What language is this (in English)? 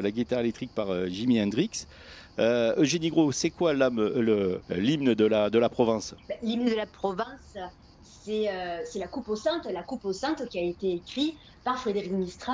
French